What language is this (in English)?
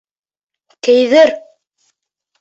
Bashkir